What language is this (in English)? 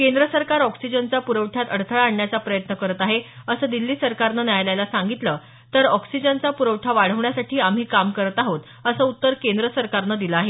Marathi